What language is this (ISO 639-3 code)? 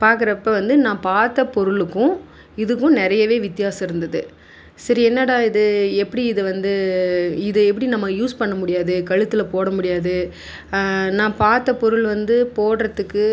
tam